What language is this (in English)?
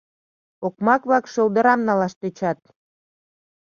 Mari